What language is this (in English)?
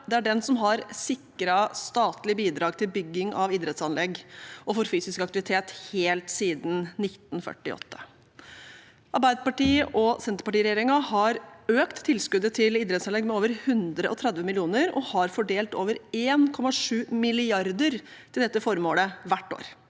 Norwegian